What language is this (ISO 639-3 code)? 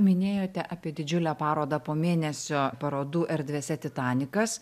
lit